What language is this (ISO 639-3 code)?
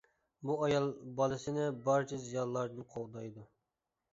uig